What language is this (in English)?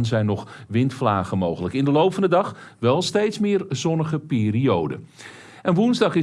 Dutch